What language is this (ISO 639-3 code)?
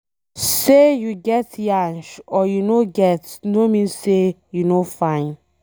pcm